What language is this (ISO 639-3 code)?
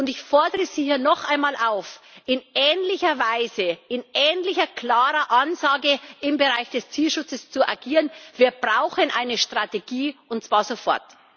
deu